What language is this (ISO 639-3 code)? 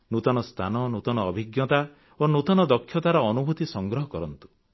ori